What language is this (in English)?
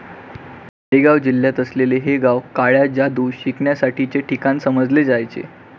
Marathi